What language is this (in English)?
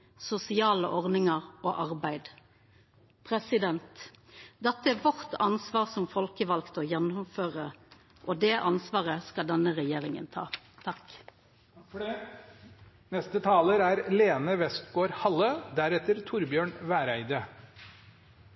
Norwegian